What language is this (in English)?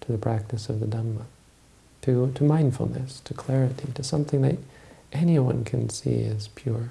English